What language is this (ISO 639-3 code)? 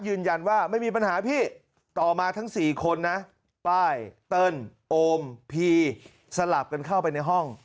tha